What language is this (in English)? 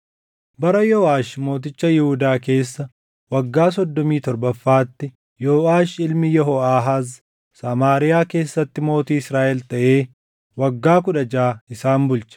Oromo